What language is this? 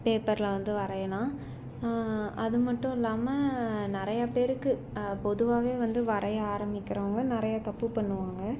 Tamil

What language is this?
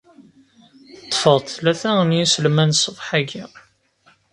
Kabyle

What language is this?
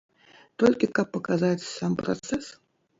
Belarusian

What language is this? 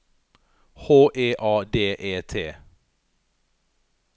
Norwegian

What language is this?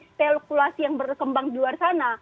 Indonesian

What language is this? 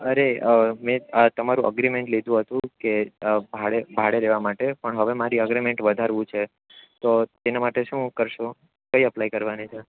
Gujarati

